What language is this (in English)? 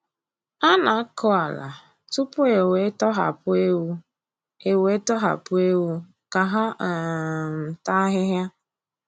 Igbo